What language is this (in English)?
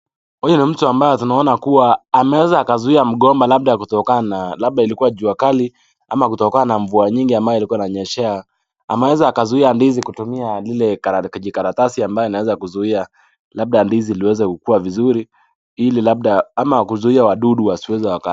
Swahili